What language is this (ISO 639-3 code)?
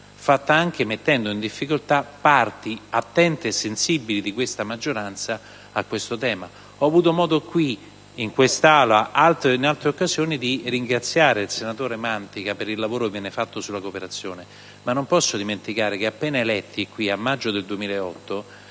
ita